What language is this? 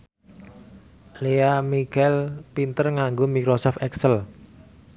Javanese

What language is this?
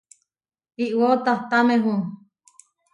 Huarijio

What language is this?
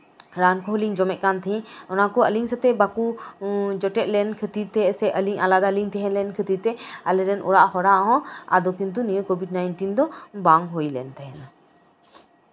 Santali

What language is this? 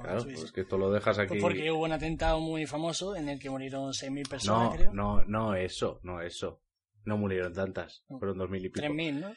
Spanish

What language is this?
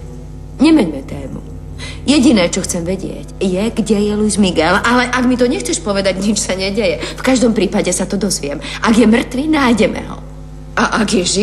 Czech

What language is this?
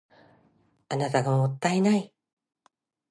Japanese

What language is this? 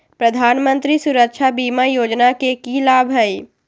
Magahi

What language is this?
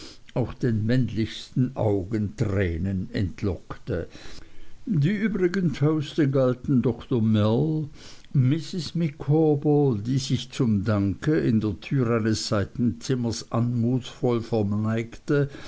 German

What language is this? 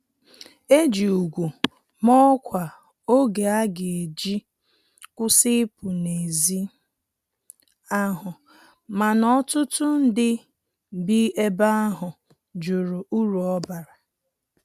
Igbo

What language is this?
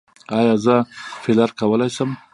Pashto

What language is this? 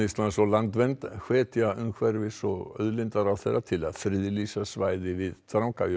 Icelandic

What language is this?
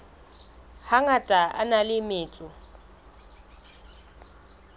Southern Sotho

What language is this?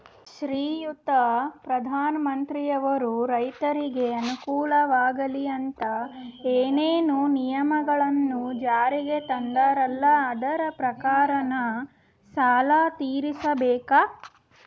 Kannada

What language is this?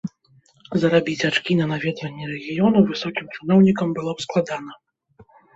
Belarusian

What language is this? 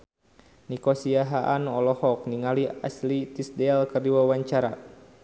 Sundanese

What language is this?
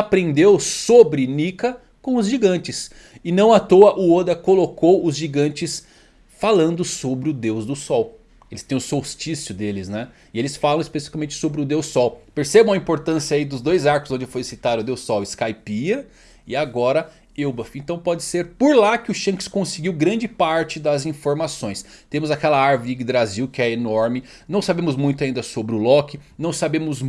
Portuguese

